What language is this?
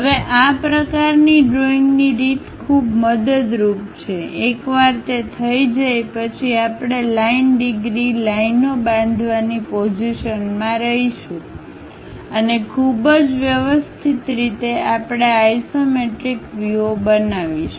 Gujarati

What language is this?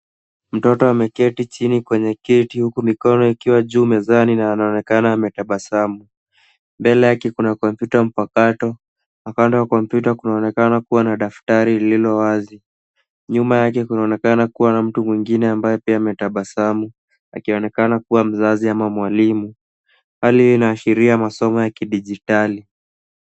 Swahili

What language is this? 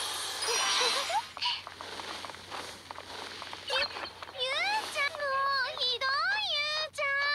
Japanese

